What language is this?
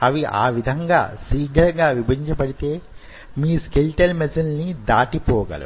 Telugu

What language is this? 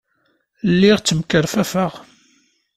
Kabyle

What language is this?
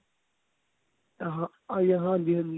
Punjabi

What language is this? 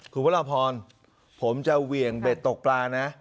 Thai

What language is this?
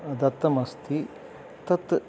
Sanskrit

